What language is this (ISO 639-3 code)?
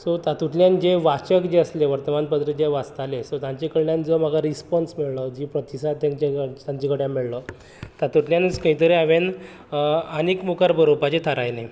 kok